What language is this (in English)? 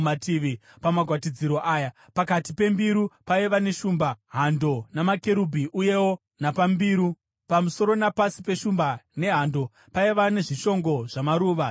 Shona